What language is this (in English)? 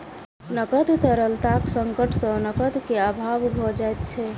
Maithili